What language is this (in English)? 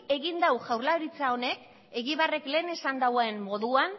Basque